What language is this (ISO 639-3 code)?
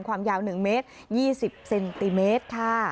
tha